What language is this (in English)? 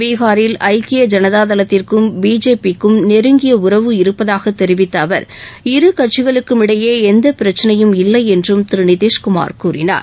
Tamil